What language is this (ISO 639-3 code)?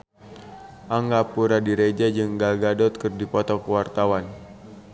sun